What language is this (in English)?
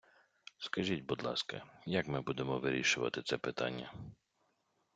Ukrainian